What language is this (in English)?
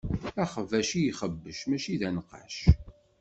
Kabyle